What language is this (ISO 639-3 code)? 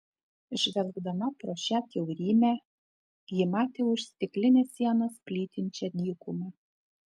lit